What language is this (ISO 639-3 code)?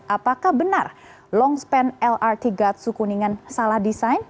ind